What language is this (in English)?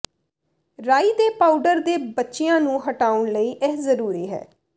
Punjabi